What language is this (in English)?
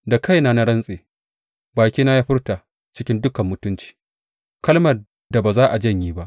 Hausa